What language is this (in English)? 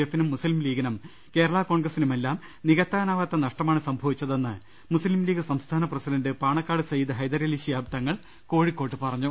Malayalam